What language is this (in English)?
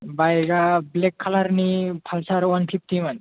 Bodo